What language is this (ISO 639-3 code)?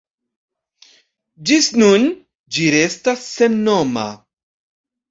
epo